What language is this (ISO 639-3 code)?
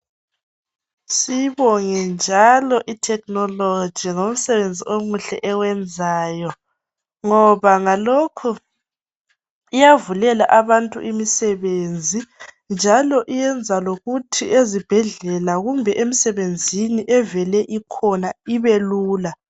nde